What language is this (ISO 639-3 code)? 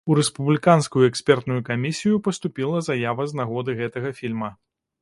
bel